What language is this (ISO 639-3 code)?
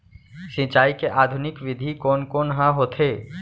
hne